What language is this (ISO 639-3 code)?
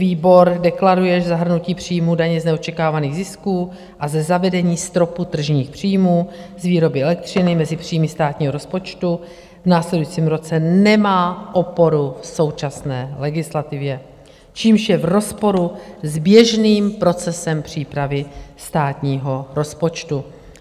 ces